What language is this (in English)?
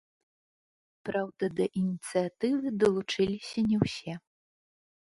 Belarusian